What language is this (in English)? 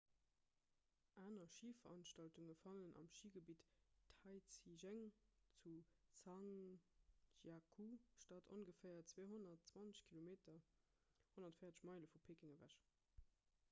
Luxembourgish